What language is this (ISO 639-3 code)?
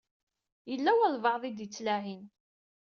kab